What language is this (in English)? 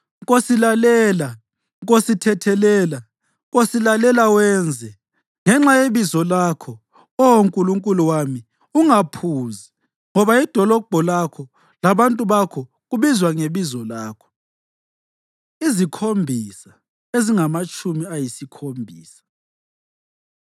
North Ndebele